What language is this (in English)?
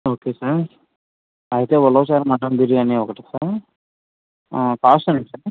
Telugu